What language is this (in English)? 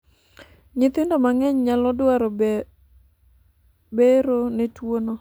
Luo (Kenya and Tanzania)